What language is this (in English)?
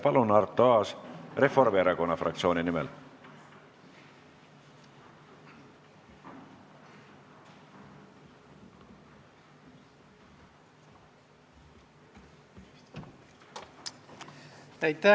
Estonian